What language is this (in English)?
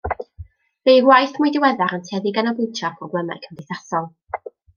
Welsh